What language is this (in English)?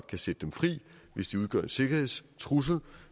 Danish